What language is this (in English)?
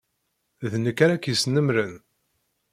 Kabyle